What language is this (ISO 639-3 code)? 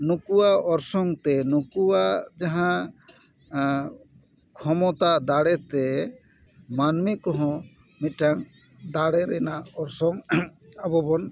sat